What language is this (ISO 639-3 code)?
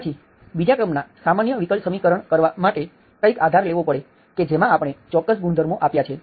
guj